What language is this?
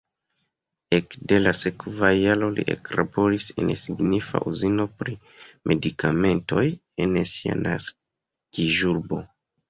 Esperanto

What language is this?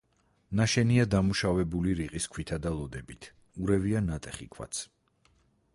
Georgian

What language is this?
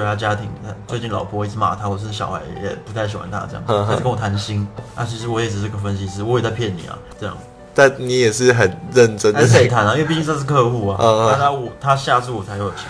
Chinese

